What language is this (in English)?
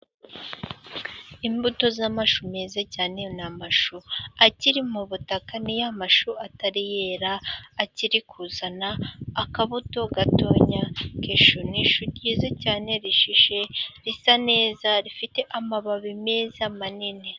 Kinyarwanda